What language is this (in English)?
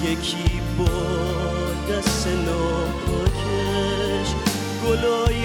Persian